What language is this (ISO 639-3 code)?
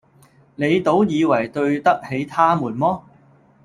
yue